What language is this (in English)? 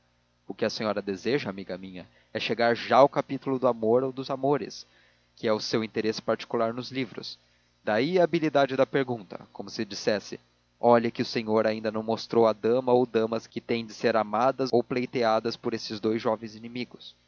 Portuguese